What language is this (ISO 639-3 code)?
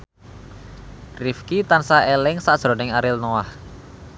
jav